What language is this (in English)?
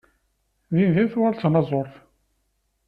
Kabyle